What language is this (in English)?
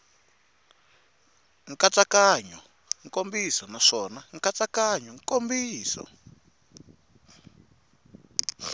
Tsonga